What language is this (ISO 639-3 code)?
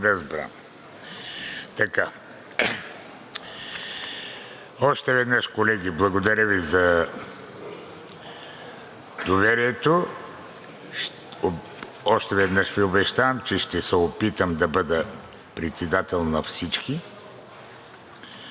bul